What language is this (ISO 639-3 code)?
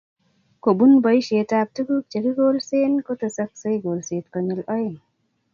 kln